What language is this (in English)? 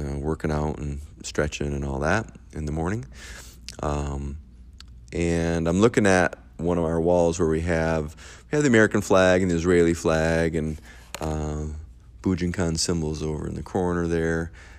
English